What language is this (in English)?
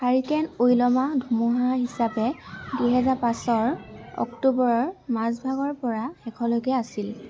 Assamese